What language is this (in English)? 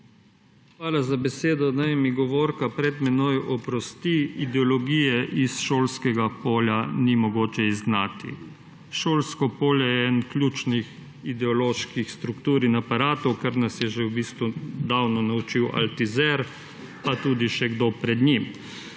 Slovenian